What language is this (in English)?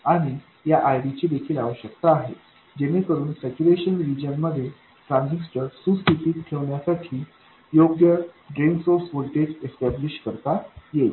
Marathi